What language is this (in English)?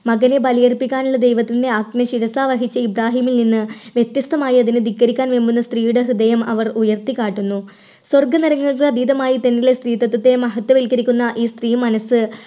Malayalam